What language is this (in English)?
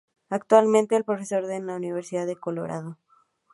Spanish